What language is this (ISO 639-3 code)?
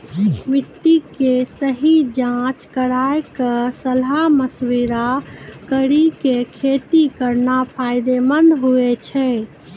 mai